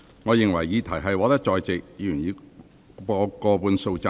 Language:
Cantonese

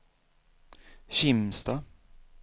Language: Swedish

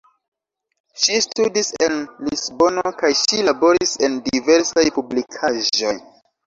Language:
Esperanto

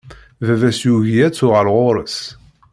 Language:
Kabyle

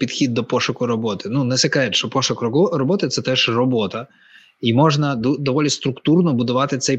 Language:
Ukrainian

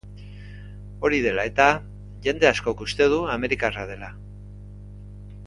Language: Basque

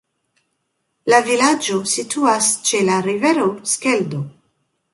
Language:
Esperanto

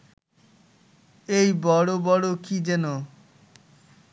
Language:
Bangla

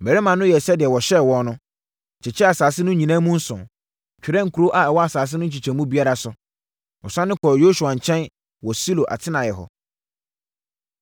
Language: Akan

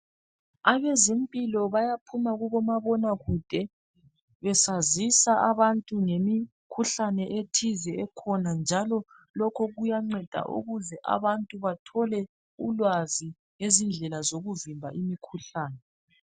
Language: North Ndebele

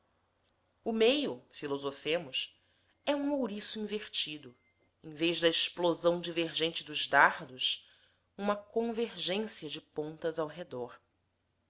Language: Portuguese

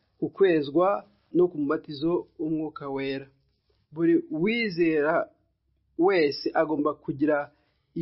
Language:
Swahili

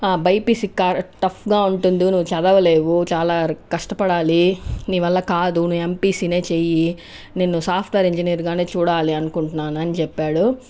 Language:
Telugu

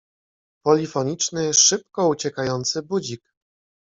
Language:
Polish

